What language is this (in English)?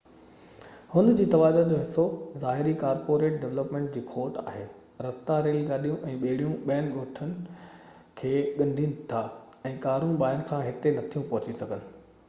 Sindhi